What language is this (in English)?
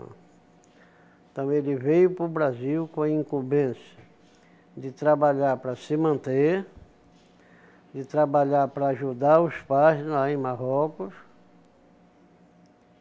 Portuguese